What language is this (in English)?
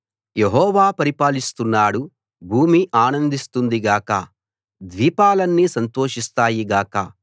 Telugu